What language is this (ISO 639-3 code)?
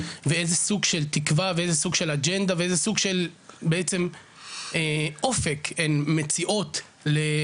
heb